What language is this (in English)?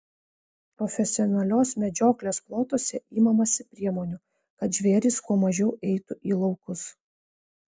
Lithuanian